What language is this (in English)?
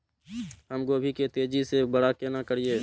Maithili